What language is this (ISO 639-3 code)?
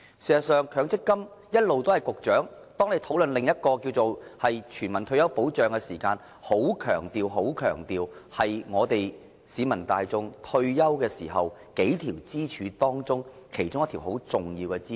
yue